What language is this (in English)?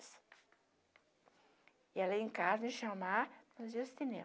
Portuguese